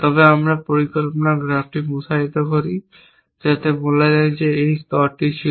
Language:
Bangla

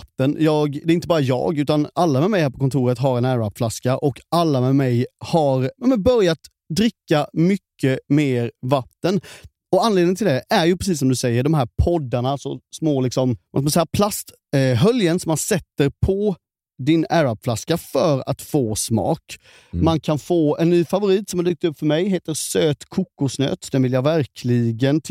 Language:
Swedish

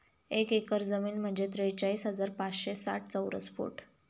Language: Marathi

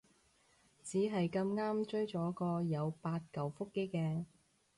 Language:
Cantonese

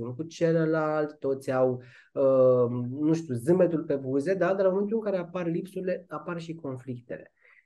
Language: Romanian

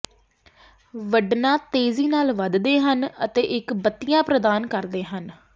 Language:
Punjabi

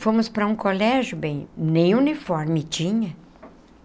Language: Portuguese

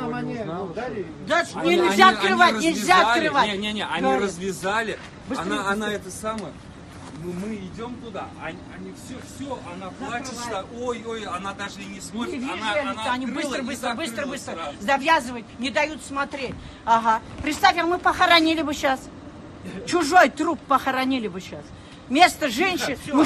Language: Russian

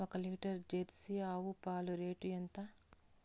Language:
Telugu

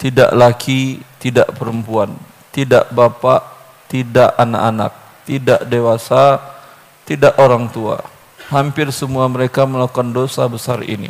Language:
Indonesian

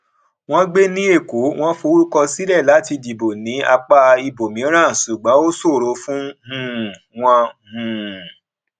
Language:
Yoruba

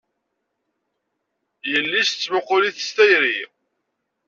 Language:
Kabyle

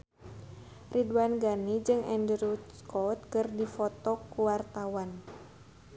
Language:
Sundanese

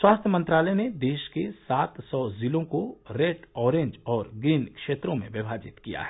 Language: Hindi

